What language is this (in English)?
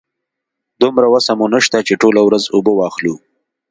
Pashto